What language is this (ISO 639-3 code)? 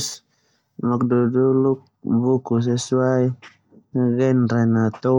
twu